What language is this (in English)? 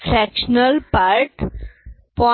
Marathi